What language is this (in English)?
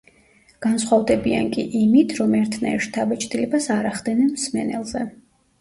Georgian